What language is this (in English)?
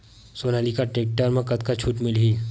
Chhattisgarhi